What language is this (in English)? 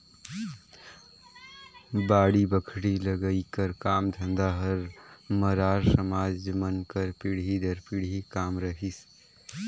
Chhattisgarhi